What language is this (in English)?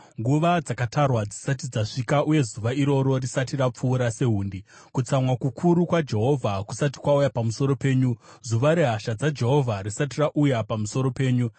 Shona